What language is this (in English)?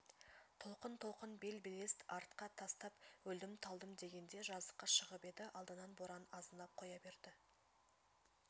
Kazakh